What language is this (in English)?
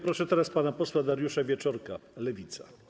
Polish